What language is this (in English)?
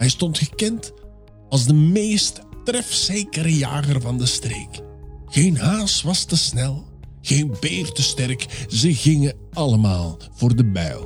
Dutch